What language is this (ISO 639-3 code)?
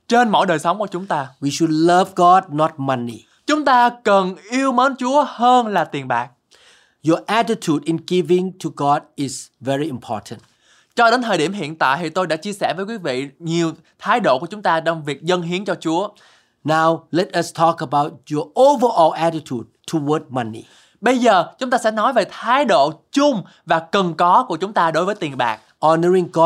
vie